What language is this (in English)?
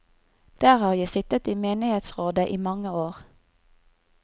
Norwegian